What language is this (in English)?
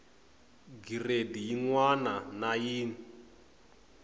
Tsonga